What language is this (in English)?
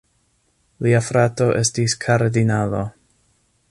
Esperanto